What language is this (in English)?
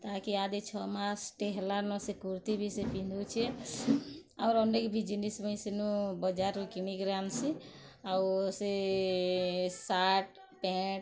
Odia